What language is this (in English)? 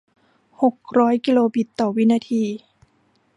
Thai